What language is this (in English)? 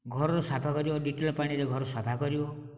Odia